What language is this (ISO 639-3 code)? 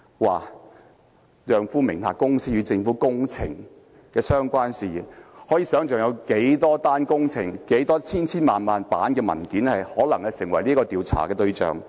yue